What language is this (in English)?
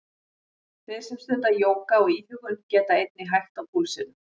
Icelandic